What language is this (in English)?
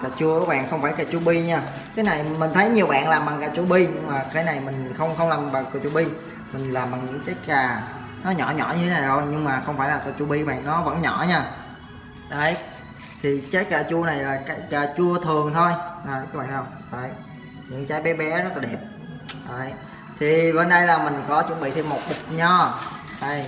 Vietnamese